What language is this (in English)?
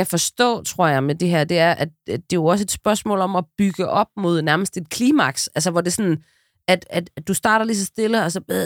Danish